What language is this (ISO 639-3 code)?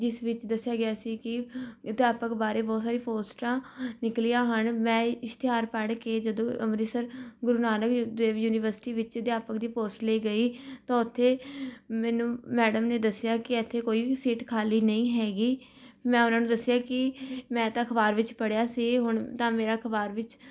pan